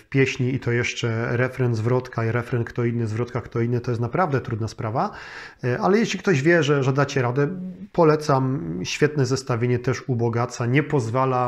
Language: Polish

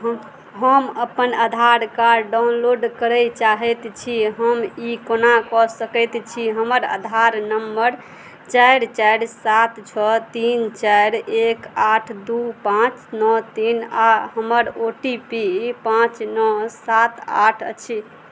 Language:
Maithili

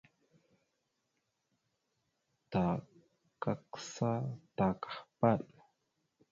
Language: Mada (Cameroon)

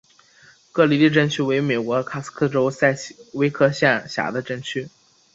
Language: Chinese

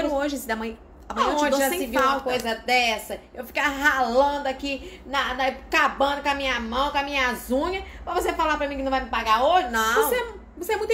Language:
Portuguese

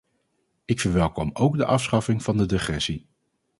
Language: Dutch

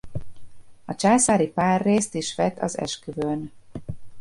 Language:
Hungarian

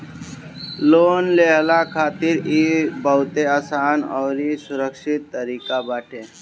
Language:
Bhojpuri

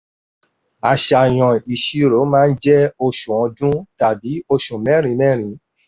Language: Yoruba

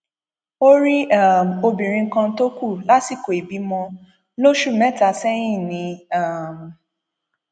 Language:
Yoruba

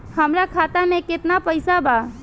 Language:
Bhojpuri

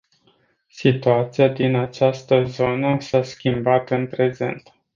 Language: Romanian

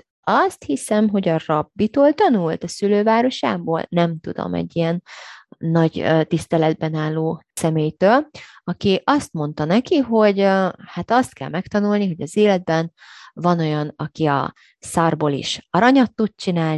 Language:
Hungarian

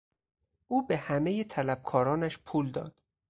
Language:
Persian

